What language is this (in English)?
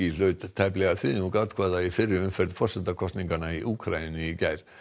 Icelandic